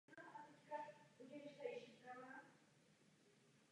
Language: Czech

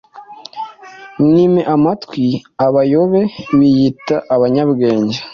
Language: Kinyarwanda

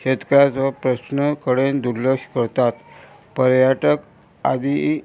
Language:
Konkani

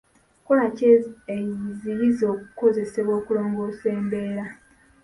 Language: Ganda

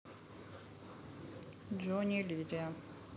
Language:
Russian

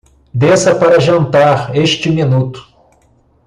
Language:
Portuguese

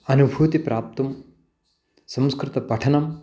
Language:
Sanskrit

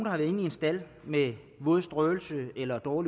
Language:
Danish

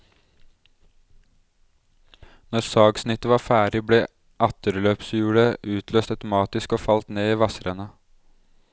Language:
Norwegian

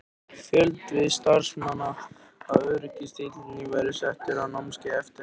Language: Icelandic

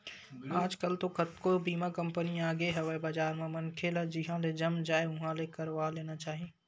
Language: Chhattisgarhi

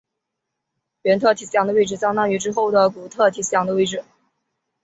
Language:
Chinese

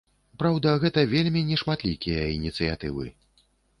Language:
Belarusian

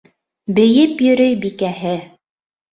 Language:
Bashkir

